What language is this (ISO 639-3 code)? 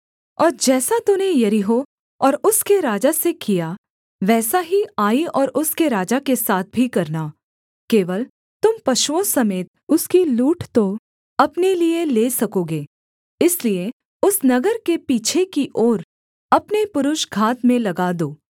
hin